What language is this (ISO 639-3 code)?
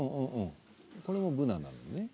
jpn